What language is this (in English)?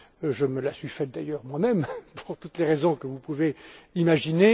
French